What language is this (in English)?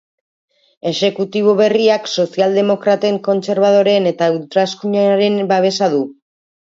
Basque